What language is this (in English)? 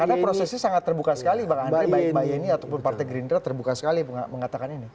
Indonesian